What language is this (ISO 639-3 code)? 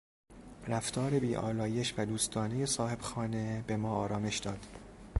fas